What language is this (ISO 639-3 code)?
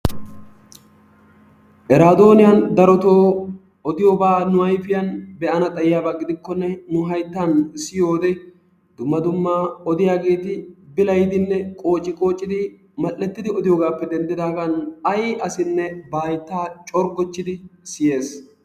wal